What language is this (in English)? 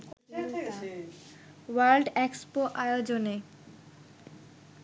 Bangla